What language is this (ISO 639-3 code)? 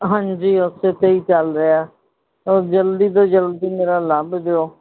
pan